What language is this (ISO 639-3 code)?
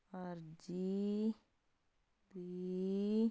pan